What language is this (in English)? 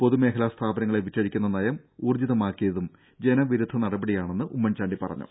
Malayalam